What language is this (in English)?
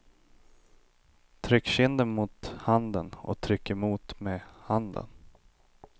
Swedish